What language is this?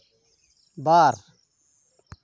Santali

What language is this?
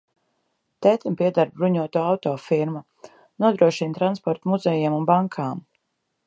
Latvian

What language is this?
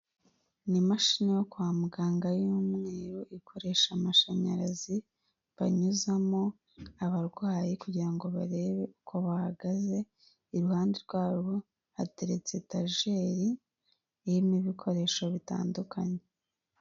Kinyarwanda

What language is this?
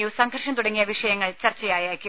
Malayalam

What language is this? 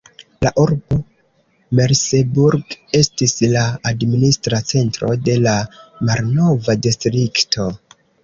Esperanto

